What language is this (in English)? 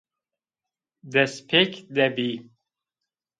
Zaza